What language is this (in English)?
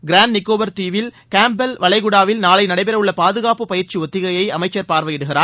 Tamil